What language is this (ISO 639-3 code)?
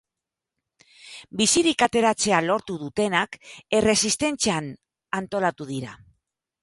eus